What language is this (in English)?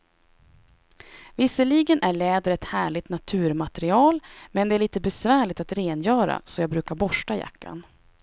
Swedish